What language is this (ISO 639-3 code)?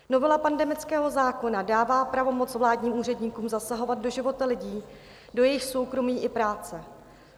ces